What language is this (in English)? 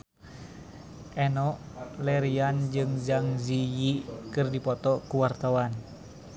Sundanese